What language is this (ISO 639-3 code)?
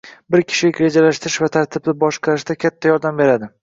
uzb